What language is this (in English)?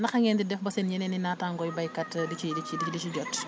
Wolof